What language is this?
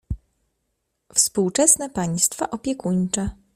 Polish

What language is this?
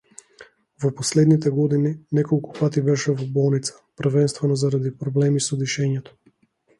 Macedonian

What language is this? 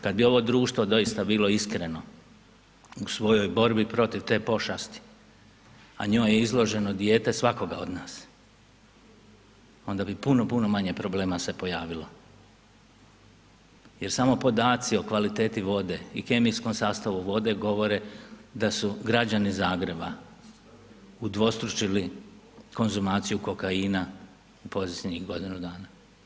Croatian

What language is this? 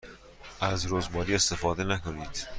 Persian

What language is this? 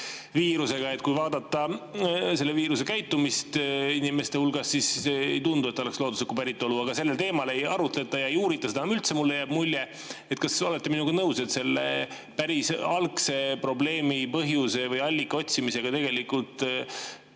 Estonian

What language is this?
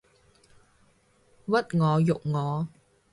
Cantonese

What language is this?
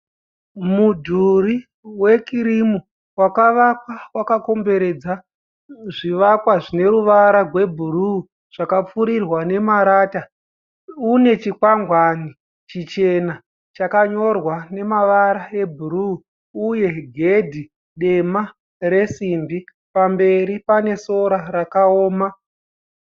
Shona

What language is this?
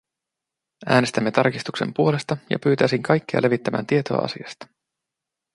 Finnish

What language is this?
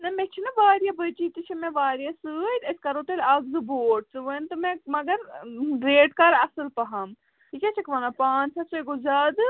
Kashmiri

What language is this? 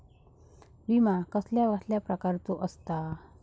Marathi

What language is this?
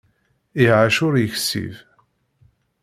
Kabyle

